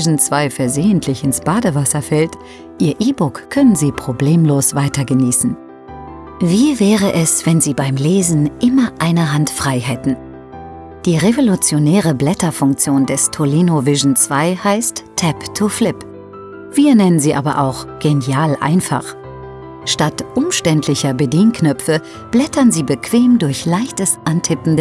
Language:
German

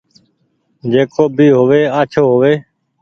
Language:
Goaria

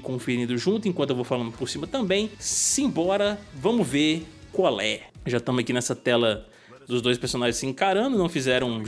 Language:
Portuguese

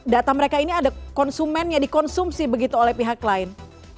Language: Indonesian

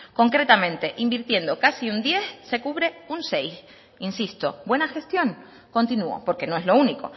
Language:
Spanish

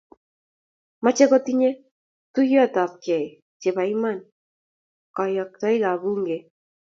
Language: Kalenjin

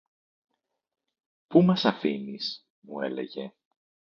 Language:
Greek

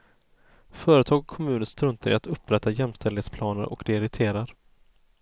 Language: Swedish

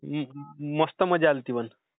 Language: Marathi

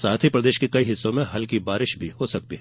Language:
Hindi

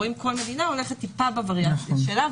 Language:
Hebrew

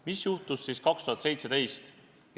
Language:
Estonian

